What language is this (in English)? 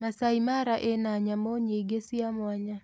Kikuyu